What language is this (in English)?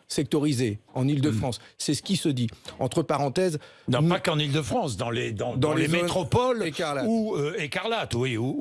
French